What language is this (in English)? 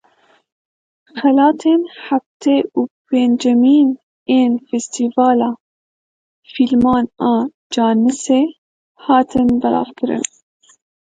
Kurdish